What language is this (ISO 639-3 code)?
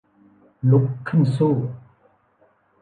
tha